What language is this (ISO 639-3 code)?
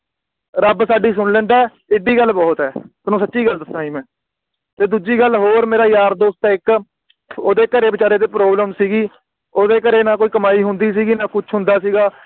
pan